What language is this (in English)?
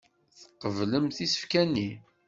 Kabyle